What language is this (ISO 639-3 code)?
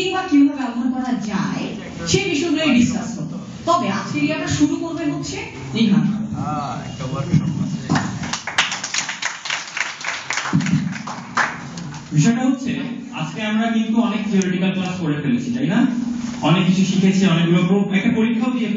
ron